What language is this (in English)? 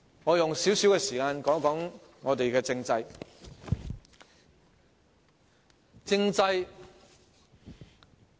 Cantonese